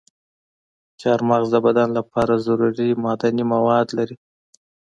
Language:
Pashto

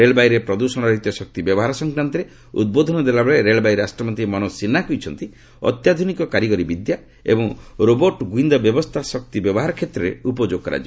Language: Odia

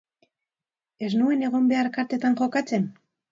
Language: Basque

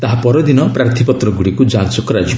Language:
Odia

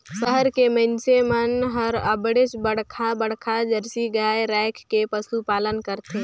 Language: Chhattisgarhi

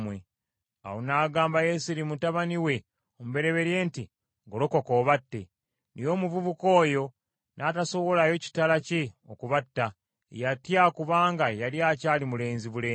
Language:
Ganda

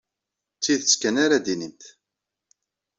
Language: Kabyle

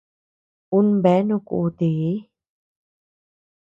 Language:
Tepeuxila Cuicatec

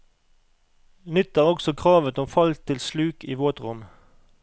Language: Norwegian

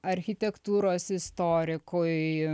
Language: Lithuanian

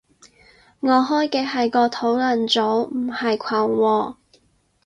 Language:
Cantonese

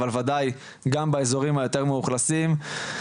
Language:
Hebrew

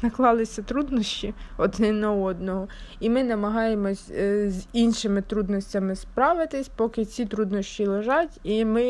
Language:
Ukrainian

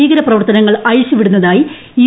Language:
Malayalam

